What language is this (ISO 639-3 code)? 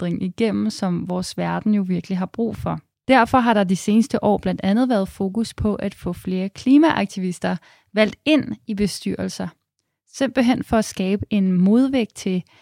dan